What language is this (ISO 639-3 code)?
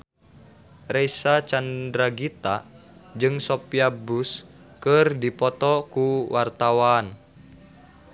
sun